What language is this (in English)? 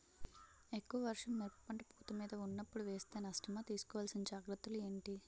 Telugu